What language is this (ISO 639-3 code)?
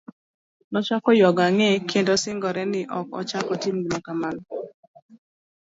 luo